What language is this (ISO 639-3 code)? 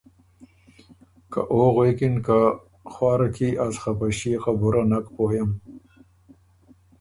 oru